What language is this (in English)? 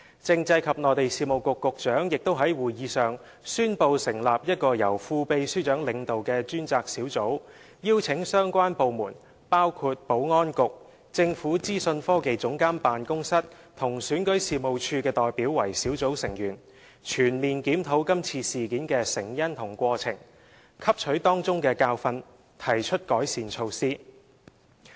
Cantonese